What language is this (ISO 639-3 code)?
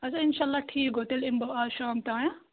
kas